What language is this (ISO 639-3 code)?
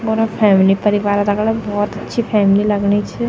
gbm